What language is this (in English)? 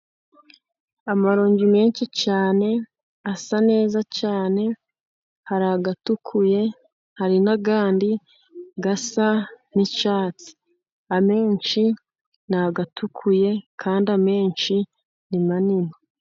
Kinyarwanda